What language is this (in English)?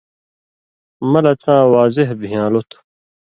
Indus Kohistani